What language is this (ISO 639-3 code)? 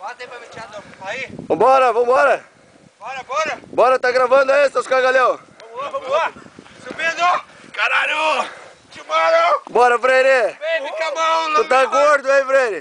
por